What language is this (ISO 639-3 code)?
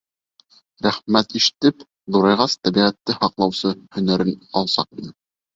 bak